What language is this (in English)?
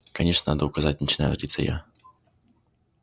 Russian